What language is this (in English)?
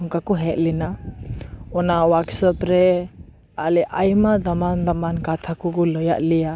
Santali